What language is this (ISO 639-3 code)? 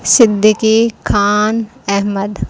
urd